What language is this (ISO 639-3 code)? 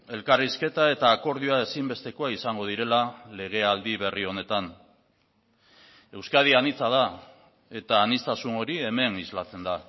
eus